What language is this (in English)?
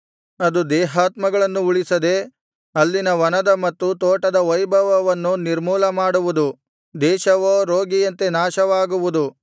Kannada